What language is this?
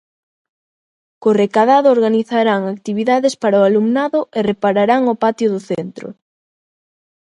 Galician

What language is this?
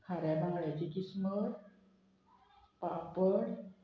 Konkani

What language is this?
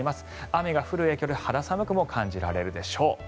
Japanese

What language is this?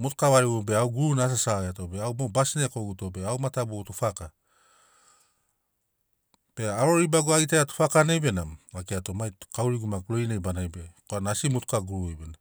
Sinaugoro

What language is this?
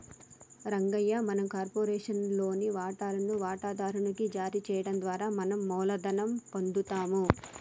Telugu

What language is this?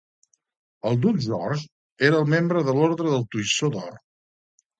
Catalan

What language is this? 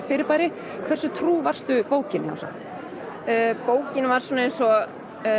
Icelandic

